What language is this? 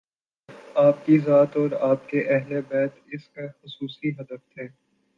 Urdu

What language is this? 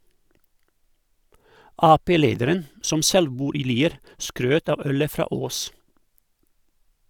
Norwegian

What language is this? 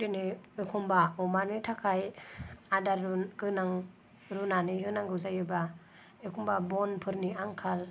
Bodo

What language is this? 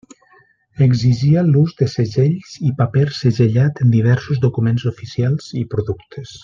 Catalan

